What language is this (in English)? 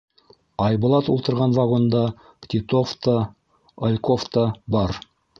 Bashkir